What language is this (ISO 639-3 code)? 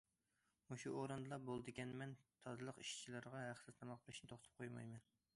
uig